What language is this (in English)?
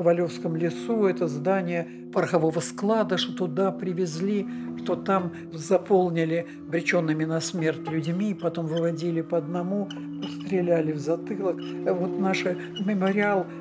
Russian